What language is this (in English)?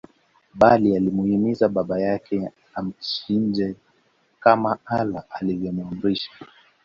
Swahili